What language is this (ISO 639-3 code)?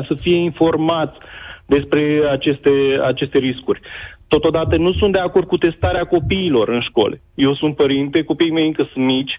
ron